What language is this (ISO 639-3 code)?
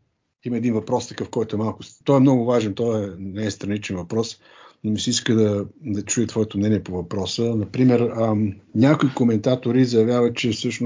bul